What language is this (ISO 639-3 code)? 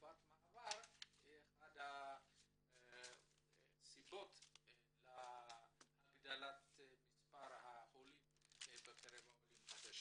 heb